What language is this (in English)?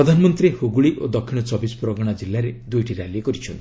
Odia